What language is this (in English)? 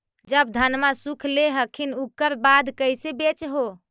Magahi